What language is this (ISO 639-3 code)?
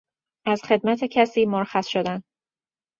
fas